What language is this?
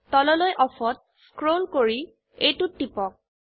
Assamese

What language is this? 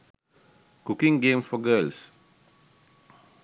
Sinhala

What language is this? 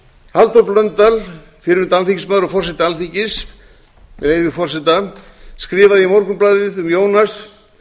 Icelandic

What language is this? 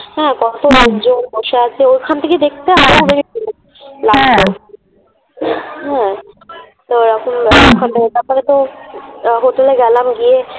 Bangla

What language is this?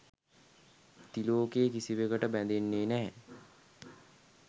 Sinhala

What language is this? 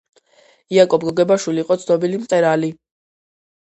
Georgian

